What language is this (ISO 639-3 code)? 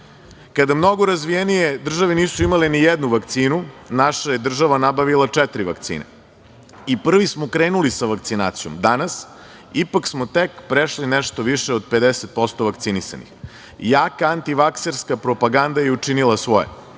srp